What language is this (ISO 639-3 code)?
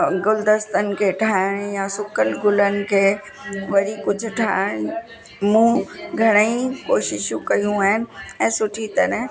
snd